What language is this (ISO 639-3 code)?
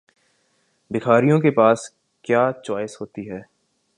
urd